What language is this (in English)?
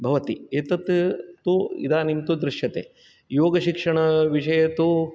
Sanskrit